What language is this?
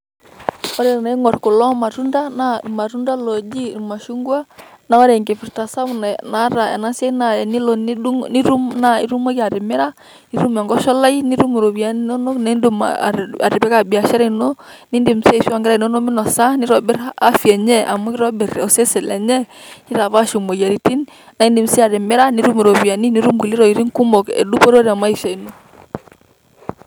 Masai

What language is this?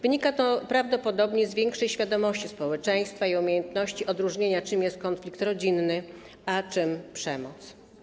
Polish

